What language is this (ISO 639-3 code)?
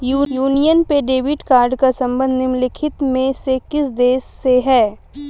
hin